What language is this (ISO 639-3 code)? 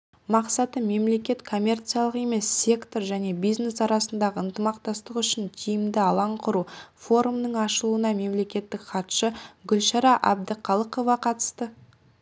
kaz